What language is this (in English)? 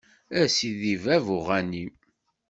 Kabyle